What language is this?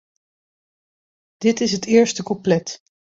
Dutch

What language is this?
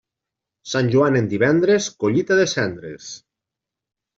Catalan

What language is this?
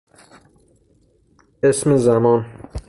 Persian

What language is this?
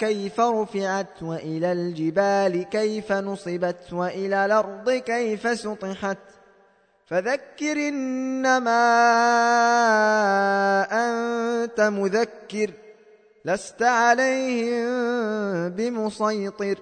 Arabic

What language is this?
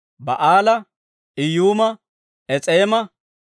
Dawro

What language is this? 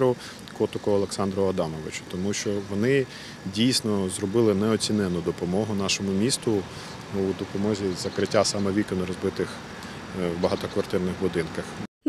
Ukrainian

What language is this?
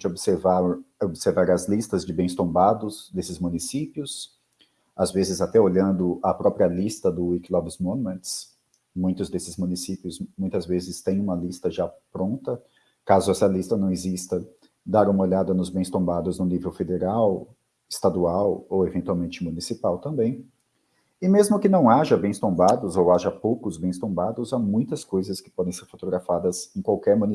Portuguese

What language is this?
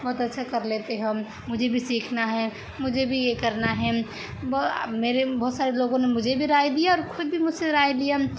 Urdu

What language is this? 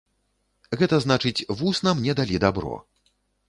Belarusian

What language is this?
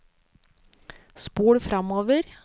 Norwegian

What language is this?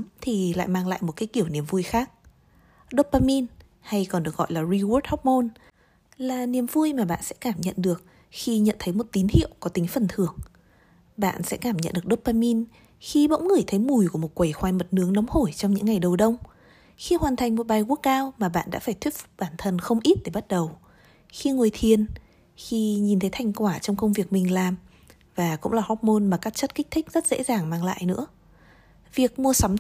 Vietnamese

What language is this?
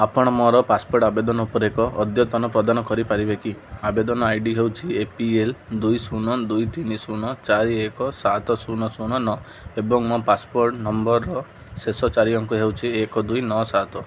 Odia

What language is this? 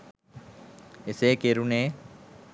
Sinhala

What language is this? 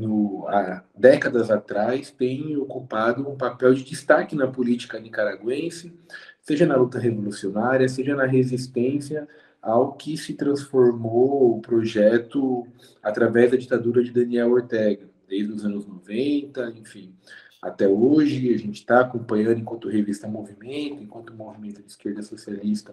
Spanish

